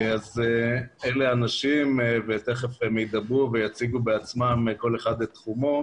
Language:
Hebrew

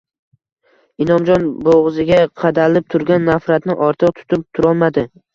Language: Uzbek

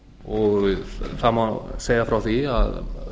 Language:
Icelandic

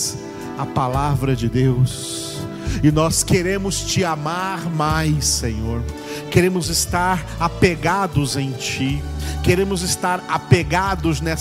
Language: Portuguese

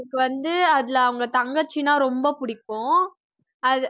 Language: Tamil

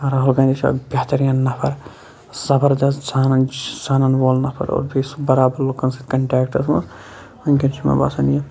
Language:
Kashmiri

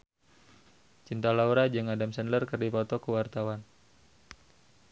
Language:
Sundanese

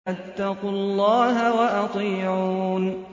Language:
Arabic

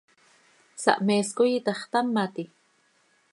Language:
Seri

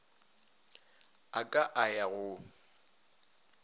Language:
Northern Sotho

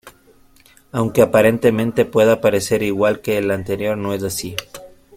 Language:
Spanish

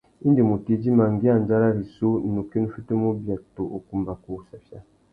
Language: Tuki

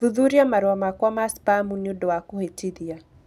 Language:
Kikuyu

